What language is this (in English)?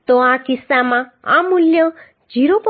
Gujarati